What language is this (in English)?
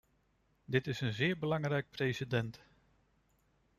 Dutch